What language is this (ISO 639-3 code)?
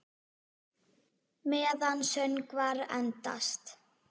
isl